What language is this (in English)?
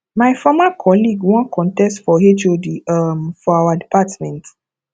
Nigerian Pidgin